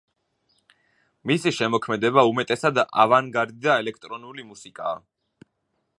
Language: Georgian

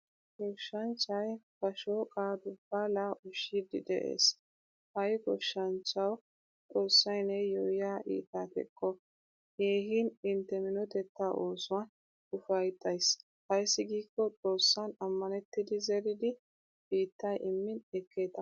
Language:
Wolaytta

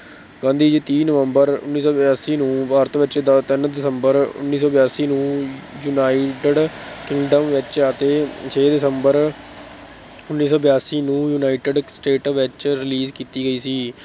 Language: Punjabi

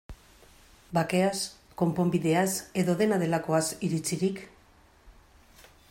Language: Basque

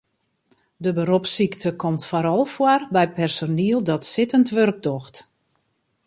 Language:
Western Frisian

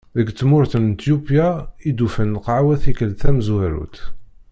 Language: Kabyle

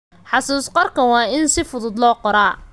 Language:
Somali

